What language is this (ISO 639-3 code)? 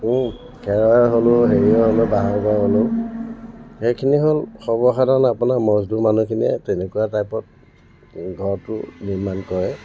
asm